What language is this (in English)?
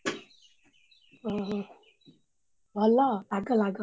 Odia